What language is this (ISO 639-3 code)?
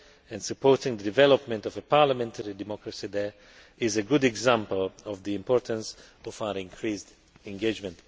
eng